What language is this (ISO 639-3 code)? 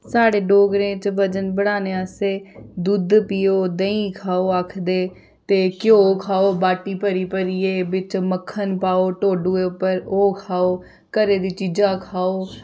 doi